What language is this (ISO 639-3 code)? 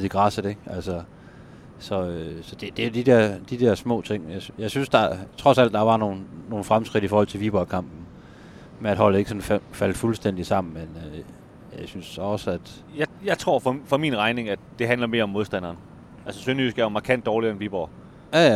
dan